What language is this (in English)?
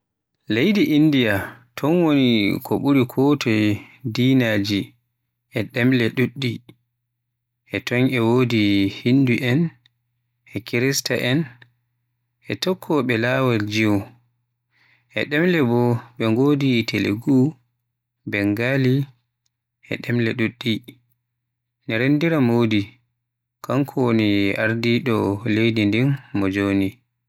Western Niger Fulfulde